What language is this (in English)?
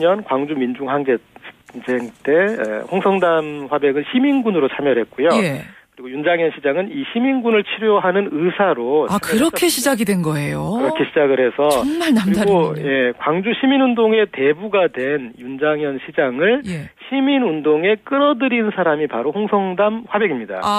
Korean